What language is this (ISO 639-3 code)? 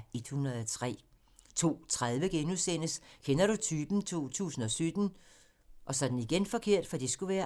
dan